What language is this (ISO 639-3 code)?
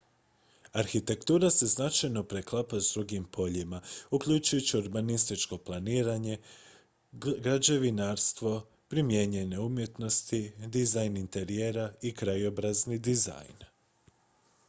hrv